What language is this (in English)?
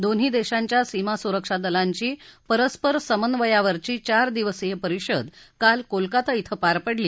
Marathi